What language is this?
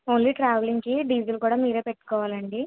Telugu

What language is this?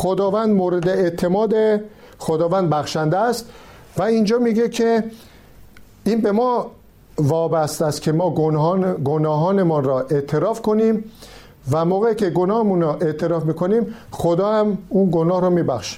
Persian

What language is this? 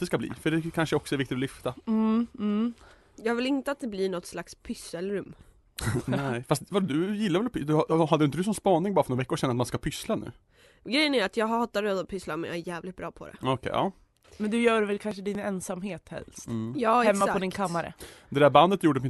Swedish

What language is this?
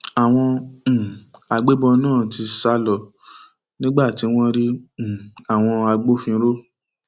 Yoruba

